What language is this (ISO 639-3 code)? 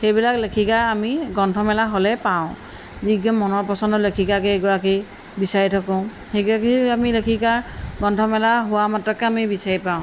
asm